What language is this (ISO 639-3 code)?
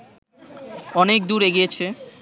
ben